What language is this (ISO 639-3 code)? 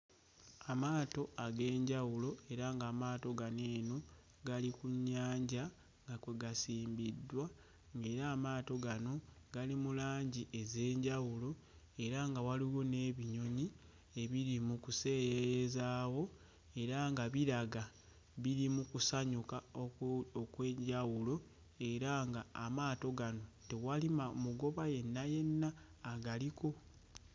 lug